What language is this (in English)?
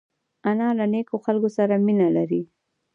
Pashto